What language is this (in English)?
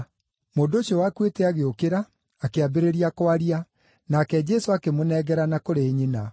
Kikuyu